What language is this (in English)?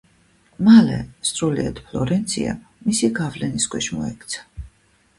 Georgian